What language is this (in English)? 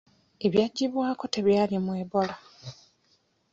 Ganda